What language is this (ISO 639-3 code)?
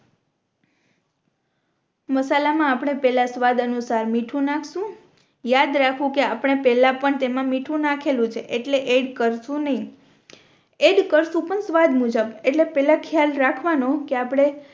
guj